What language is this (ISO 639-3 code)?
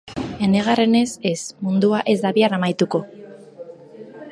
eus